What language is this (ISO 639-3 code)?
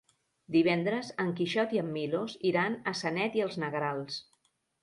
cat